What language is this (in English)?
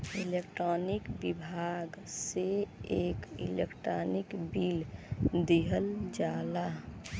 Bhojpuri